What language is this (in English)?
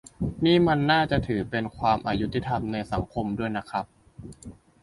Thai